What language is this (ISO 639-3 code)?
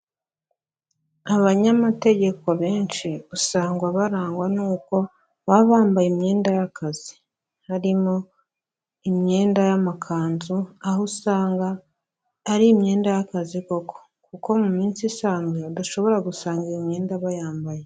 kin